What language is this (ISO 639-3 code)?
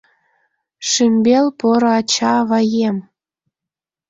chm